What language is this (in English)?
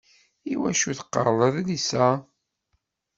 Kabyle